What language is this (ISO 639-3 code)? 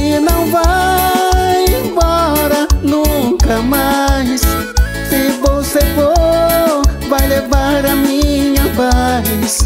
por